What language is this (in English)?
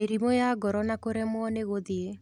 Kikuyu